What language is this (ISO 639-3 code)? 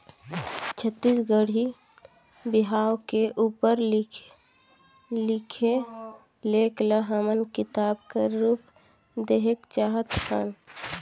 hne